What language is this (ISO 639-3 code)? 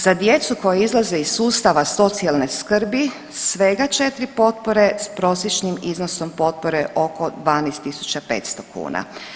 hrv